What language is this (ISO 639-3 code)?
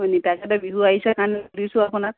asm